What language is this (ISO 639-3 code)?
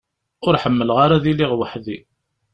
kab